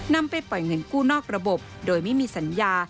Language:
Thai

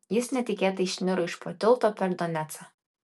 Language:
Lithuanian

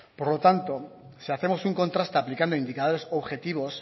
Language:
Spanish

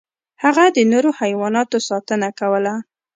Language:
Pashto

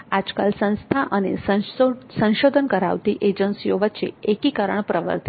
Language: Gujarati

